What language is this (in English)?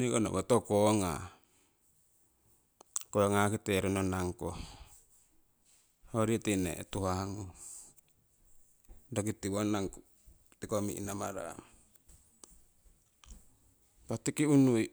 Siwai